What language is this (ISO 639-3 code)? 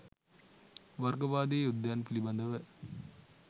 sin